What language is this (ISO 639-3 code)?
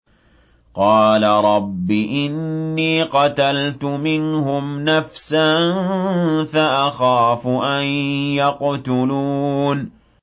ara